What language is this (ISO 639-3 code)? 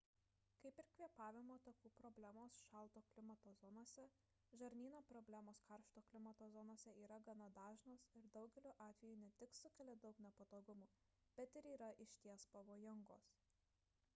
lit